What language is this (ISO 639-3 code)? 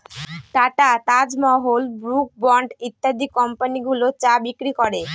ben